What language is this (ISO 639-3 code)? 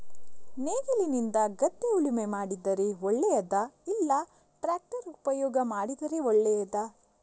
kan